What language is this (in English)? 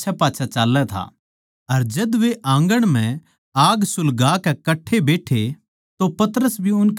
Haryanvi